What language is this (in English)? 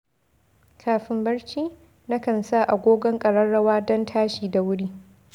Hausa